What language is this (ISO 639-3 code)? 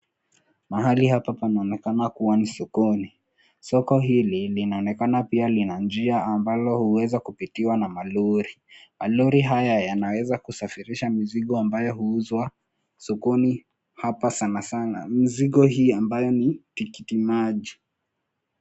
swa